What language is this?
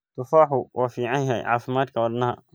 Somali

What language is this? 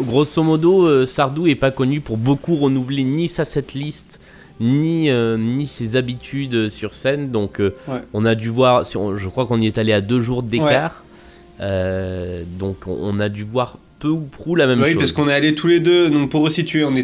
French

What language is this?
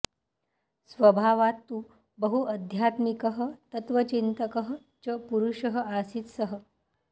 Sanskrit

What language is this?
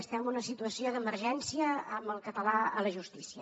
Catalan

